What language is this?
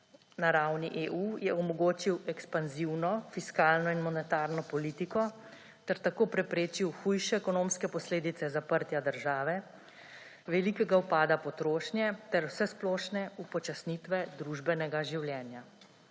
Slovenian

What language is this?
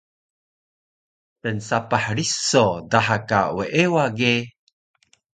Taroko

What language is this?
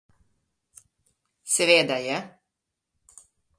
Slovenian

